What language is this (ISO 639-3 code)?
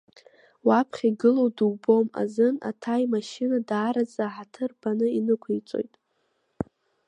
abk